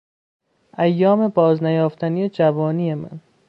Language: Persian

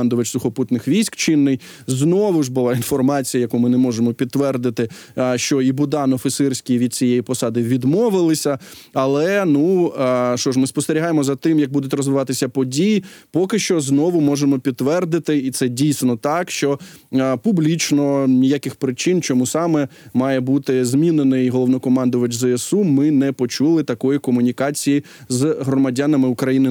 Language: Ukrainian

